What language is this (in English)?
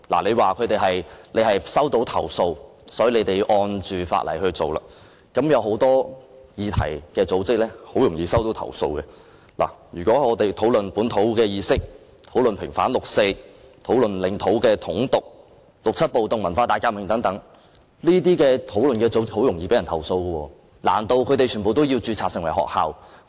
Cantonese